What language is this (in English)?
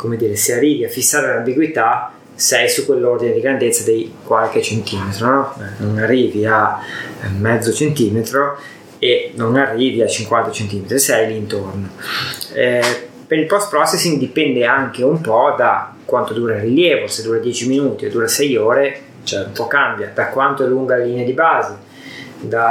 Italian